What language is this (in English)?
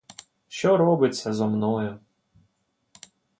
Ukrainian